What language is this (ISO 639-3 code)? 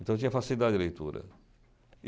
por